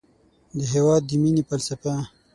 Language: Pashto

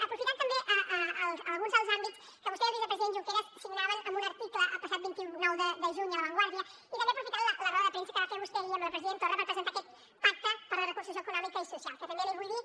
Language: Catalan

